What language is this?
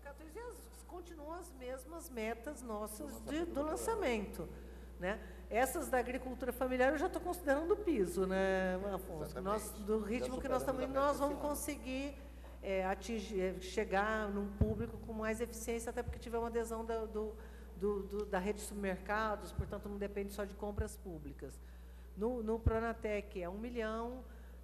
Portuguese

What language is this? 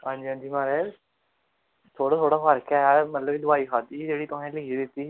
Dogri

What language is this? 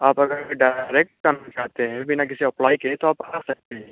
Hindi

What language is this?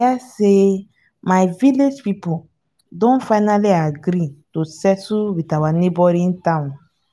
Nigerian Pidgin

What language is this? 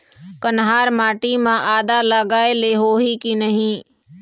Chhattisgarhi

